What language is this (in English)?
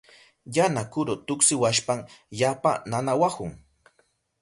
Southern Pastaza Quechua